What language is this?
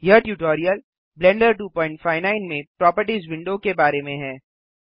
Hindi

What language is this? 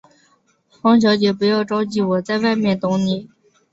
Chinese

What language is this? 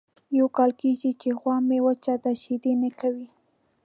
Pashto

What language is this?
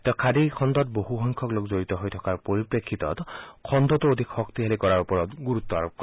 Assamese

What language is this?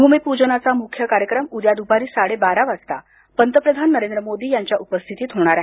Marathi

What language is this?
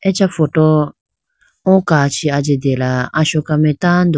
Idu-Mishmi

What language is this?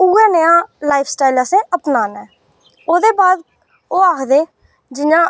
Dogri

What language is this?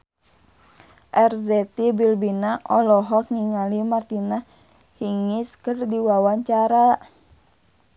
Sundanese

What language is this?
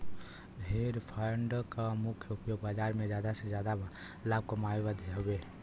Bhojpuri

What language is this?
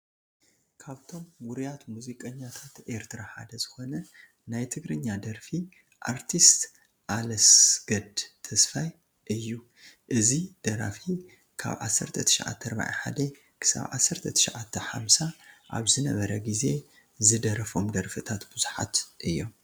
Tigrinya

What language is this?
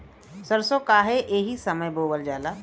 Bhojpuri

